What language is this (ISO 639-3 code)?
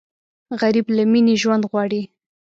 pus